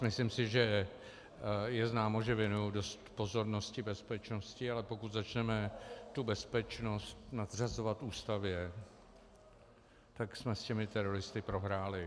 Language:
Czech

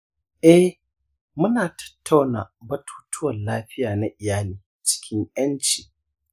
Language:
Hausa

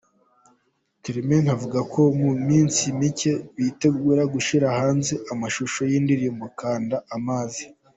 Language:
Kinyarwanda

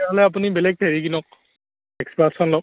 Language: Assamese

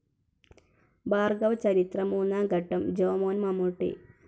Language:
Malayalam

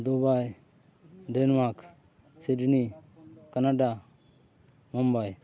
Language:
Santali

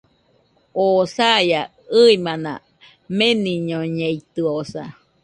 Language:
Nüpode Huitoto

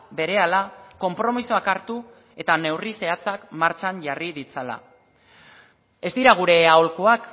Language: Basque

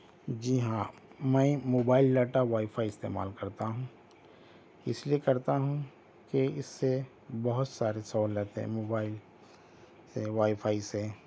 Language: Urdu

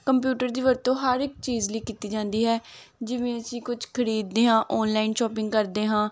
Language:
Punjabi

